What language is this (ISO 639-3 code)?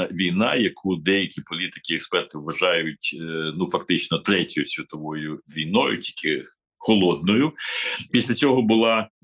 ukr